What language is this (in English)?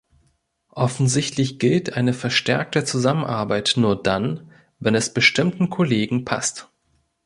German